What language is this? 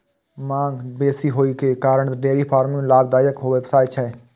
Maithili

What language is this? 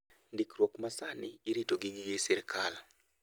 Luo (Kenya and Tanzania)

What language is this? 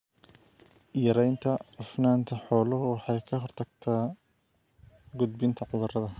Somali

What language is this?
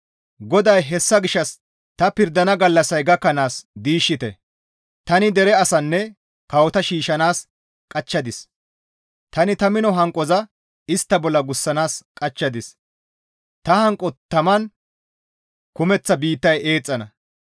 Gamo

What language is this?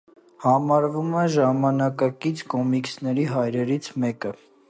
Armenian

